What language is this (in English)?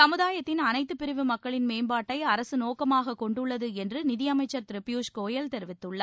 Tamil